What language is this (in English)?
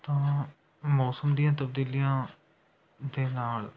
Punjabi